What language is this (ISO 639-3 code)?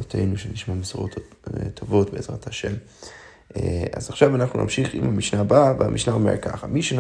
heb